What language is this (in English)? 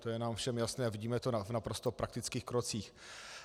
Czech